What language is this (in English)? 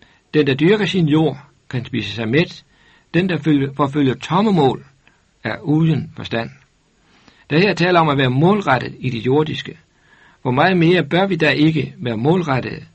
Danish